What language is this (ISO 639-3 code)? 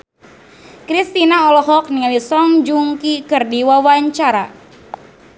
sun